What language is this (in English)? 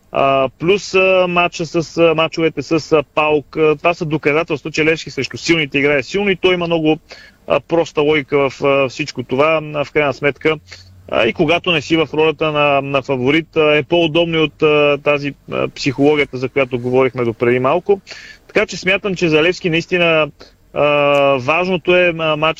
Bulgarian